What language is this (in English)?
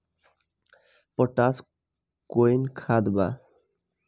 Bhojpuri